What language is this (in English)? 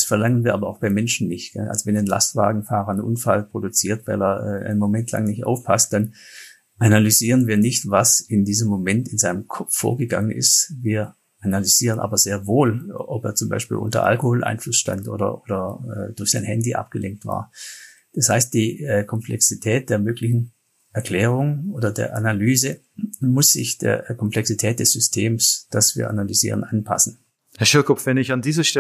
German